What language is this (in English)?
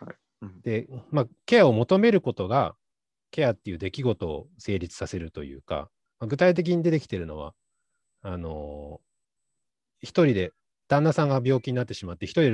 Japanese